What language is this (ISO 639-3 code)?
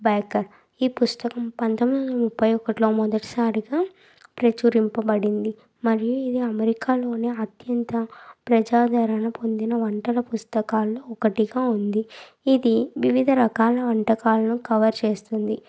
tel